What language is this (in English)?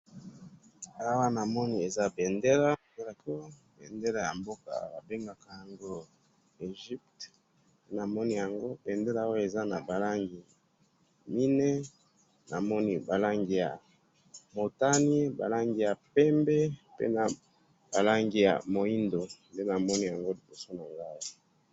Lingala